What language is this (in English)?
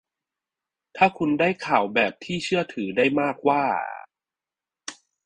Thai